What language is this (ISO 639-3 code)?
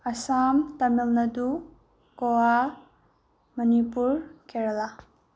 mni